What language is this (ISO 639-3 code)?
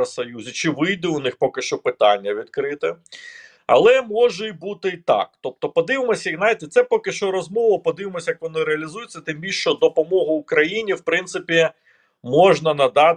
ukr